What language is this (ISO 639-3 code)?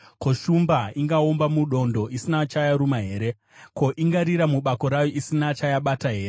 sna